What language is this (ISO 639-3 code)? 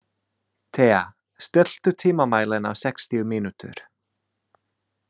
isl